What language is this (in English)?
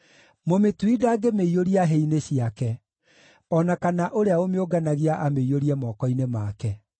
Kikuyu